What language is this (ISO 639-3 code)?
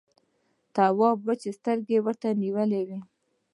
pus